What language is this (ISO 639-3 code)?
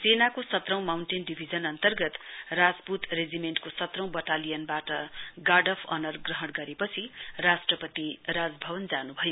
nep